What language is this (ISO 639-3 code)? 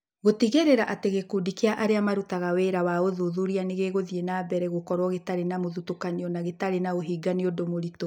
kik